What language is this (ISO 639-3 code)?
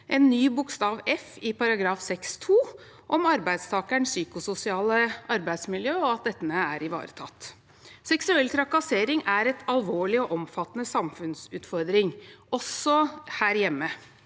nor